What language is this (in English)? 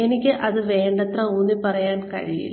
Malayalam